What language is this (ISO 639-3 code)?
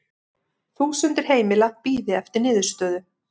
isl